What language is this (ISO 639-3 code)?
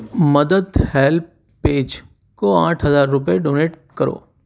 urd